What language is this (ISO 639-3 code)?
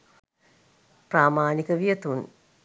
sin